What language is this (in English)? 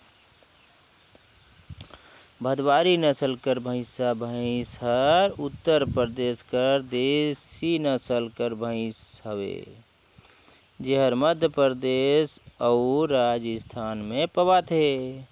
Chhattisgarhi